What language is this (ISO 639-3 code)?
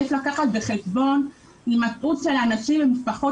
heb